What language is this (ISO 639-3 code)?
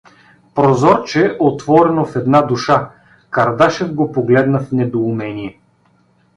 bul